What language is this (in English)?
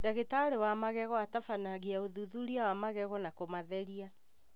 Kikuyu